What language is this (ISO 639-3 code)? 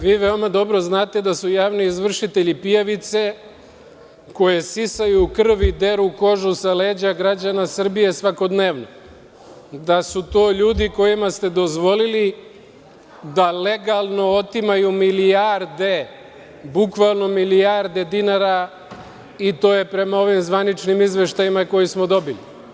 srp